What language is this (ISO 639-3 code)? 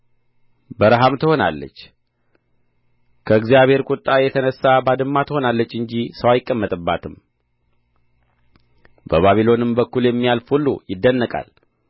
amh